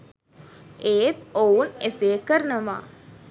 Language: Sinhala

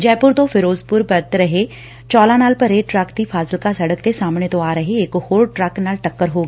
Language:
Punjabi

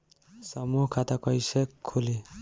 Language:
Bhojpuri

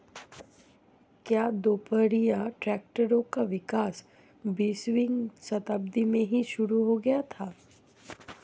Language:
Hindi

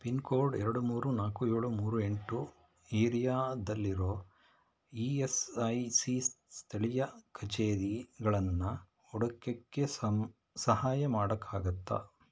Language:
Kannada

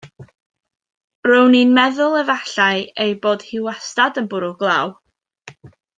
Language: Welsh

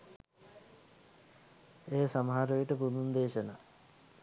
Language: Sinhala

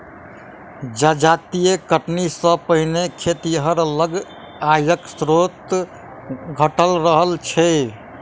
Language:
Maithili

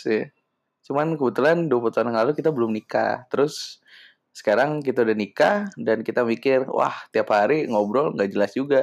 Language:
Indonesian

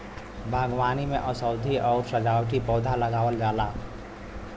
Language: Bhojpuri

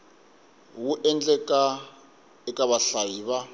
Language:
Tsonga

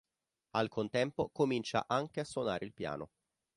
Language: Italian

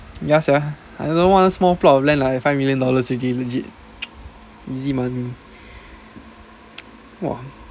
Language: English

